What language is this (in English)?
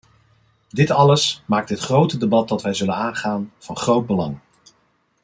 Dutch